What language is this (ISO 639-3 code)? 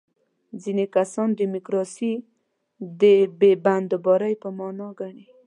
pus